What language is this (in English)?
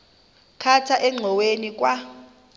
Xhosa